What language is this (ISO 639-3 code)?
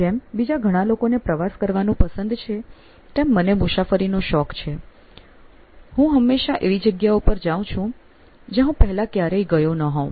guj